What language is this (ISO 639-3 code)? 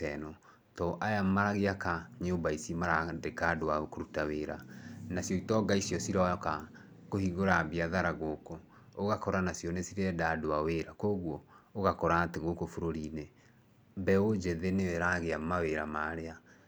kik